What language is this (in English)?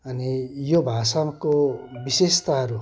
Nepali